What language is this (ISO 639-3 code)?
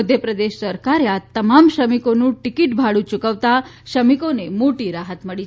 guj